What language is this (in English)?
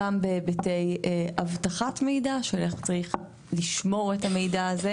Hebrew